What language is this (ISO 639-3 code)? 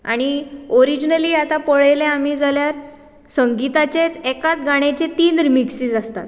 kok